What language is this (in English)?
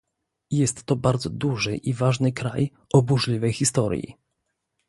Polish